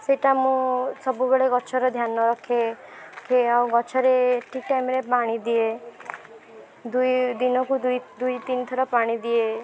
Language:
Odia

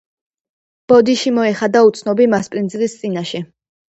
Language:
Georgian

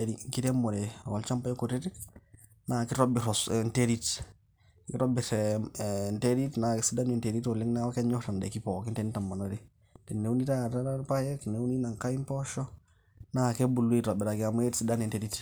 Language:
Masai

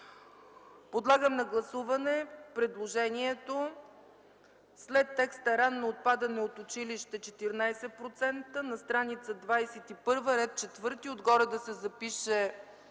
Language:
Bulgarian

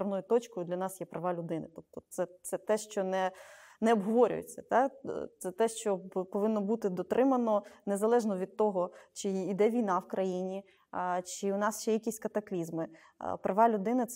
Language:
Ukrainian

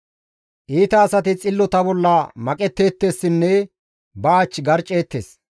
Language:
Gamo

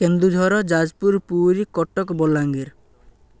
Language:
Odia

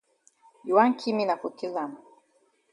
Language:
Cameroon Pidgin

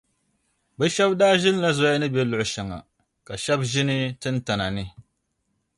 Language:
Dagbani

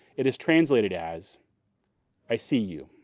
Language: English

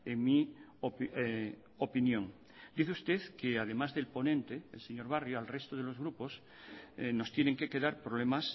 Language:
Spanish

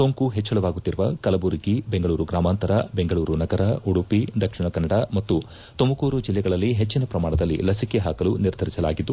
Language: Kannada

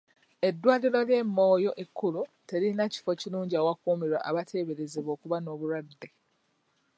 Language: Ganda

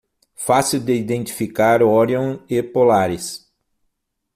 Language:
Portuguese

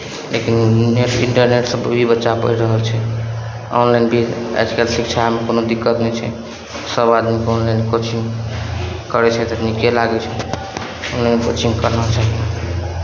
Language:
Maithili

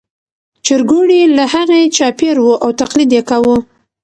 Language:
Pashto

